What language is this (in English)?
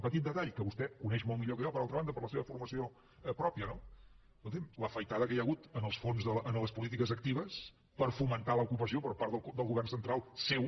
Catalan